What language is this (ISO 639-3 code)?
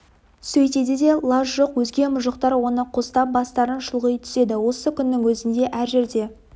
kaz